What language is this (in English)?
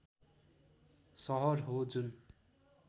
Nepali